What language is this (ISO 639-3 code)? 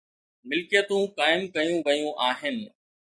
snd